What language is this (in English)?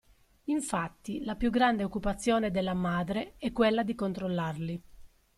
Italian